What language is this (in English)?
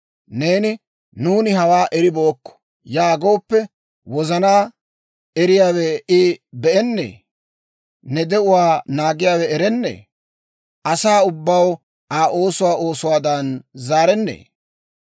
Dawro